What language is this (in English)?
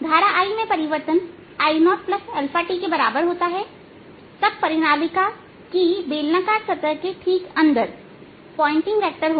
Hindi